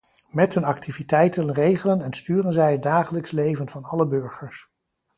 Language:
Dutch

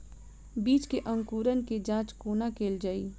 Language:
Maithili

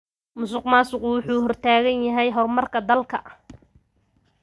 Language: Somali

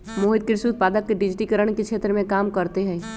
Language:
Magahi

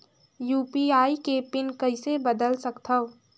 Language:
Chhattisgarhi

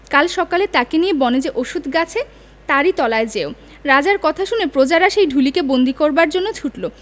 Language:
Bangla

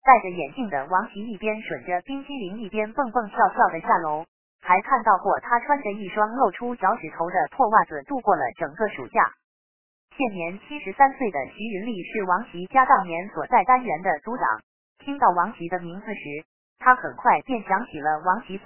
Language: Chinese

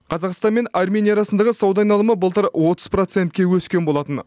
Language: Kazakh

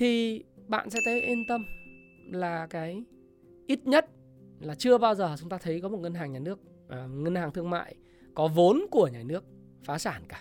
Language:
Vietnamese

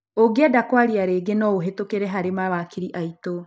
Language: Kikuyu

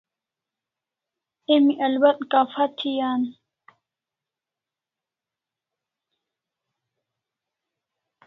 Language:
Kalasha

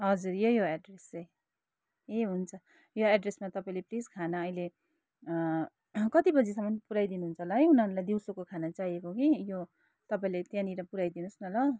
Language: Nepali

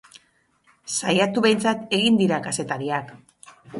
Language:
Basque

